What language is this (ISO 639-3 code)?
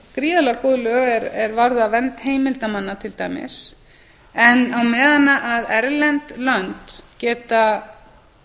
isl